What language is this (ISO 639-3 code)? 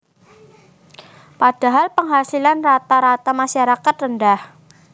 jav